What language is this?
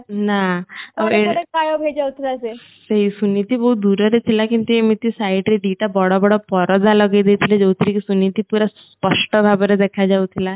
Odia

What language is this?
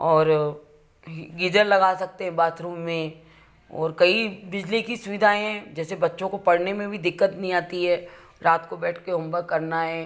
Hindi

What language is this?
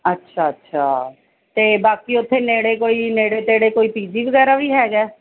Punjabi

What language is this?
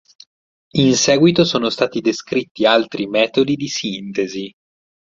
Italian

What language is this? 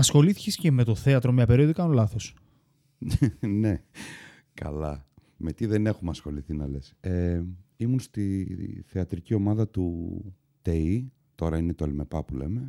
Greek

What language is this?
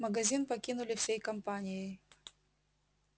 Russian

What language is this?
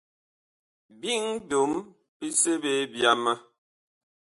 Bakoko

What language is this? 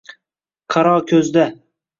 Uzbek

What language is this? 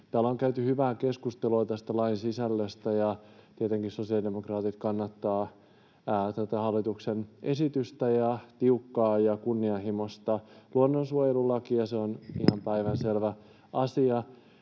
Finnish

